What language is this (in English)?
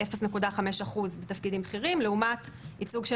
Hebrew